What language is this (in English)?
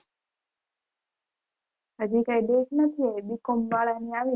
Gujarati